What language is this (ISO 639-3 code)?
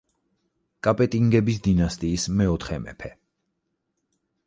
kat